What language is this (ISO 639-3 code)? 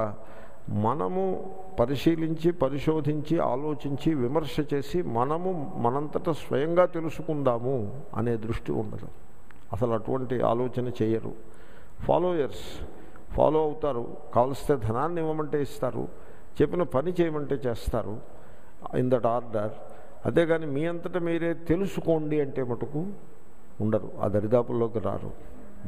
hin